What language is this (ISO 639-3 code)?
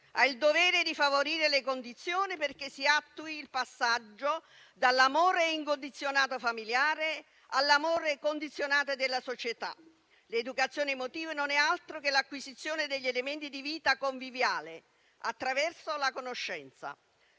ita